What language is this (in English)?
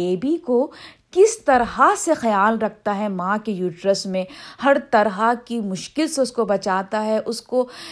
Urdu